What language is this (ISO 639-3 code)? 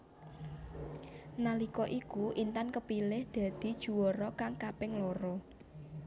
jav